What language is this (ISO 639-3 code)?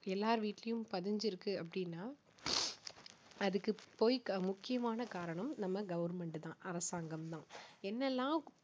tam